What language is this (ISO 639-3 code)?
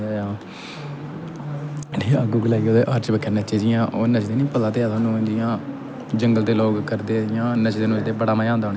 doi